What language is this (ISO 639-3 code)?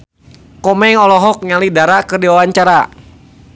sun